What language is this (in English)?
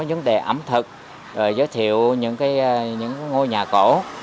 Vietnamese